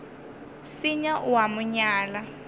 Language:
Northern Sotho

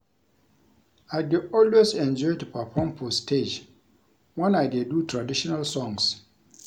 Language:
Nigerian Pidgin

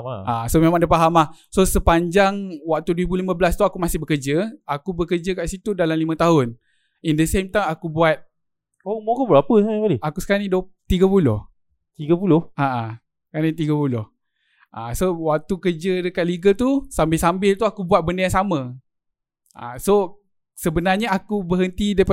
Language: Malay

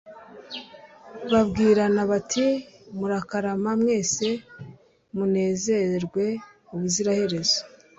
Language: Kinyarwanda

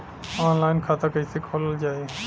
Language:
Bhojpuri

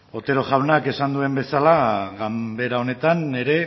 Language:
Basque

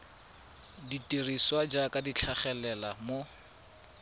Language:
Tswana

